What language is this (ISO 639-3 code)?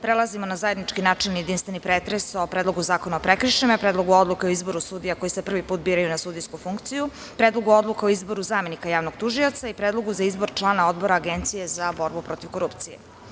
srp